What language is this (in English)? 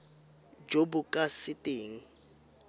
Tswana